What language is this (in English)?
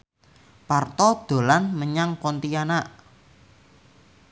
Javanese